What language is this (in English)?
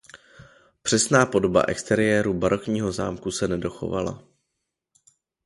Czech